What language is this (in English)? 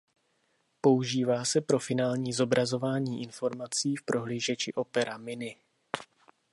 Czech